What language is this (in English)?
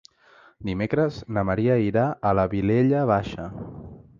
Catalan